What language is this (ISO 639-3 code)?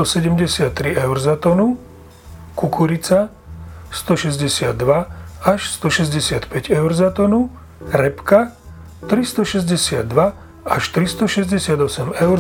slk